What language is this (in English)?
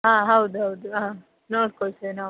Kannada